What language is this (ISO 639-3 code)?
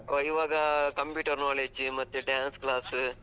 kan